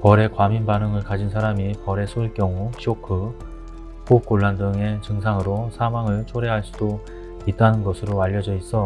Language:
Korean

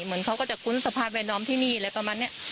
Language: Thai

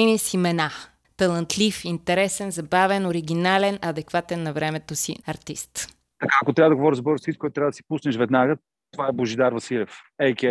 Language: Bulgarian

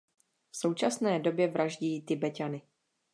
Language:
Czech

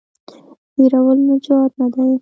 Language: Pashto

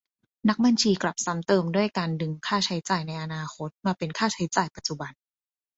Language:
Thai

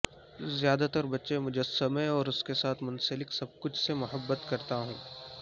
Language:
Urdu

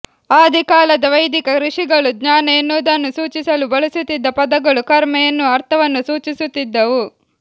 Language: Kannada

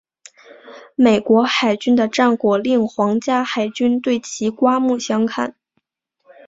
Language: Chinese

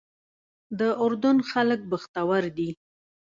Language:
Pashto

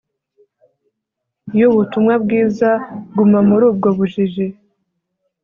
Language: Kinyarwanda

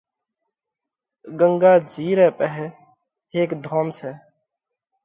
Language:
Parkari Koli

